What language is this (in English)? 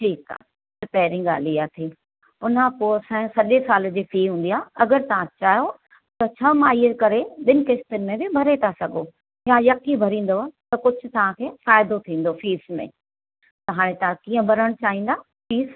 Sindhi